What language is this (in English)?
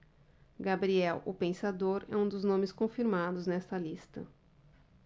Portuguese